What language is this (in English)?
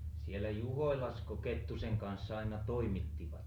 Finnish